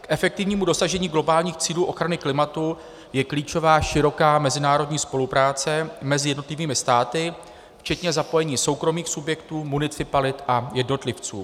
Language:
Czech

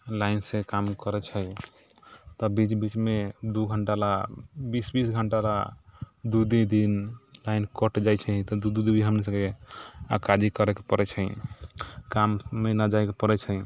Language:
Maithili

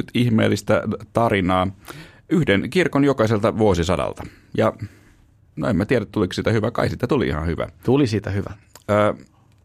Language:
Finnish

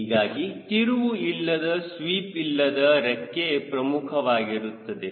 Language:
Kannada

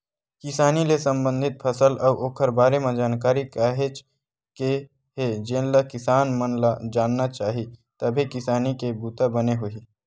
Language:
Chhattisgarhi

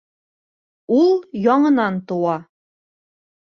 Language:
Bashkir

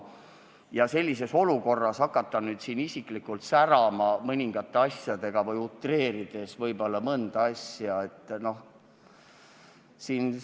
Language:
Estonian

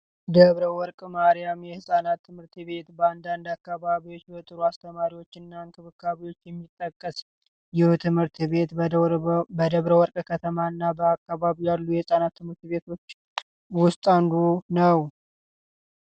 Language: Amharic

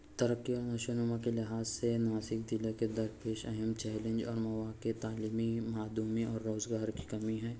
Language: Urdu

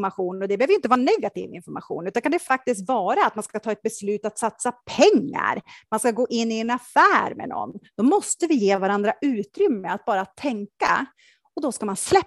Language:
Swedish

